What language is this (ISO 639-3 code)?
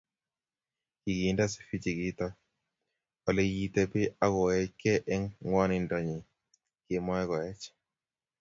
kln